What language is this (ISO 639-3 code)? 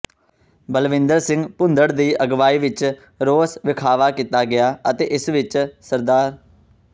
pan